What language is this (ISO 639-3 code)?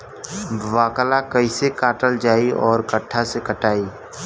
bho